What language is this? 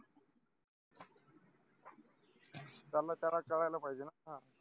Marathi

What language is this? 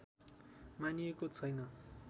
Nepali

